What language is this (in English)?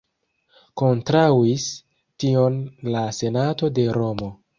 Esperanto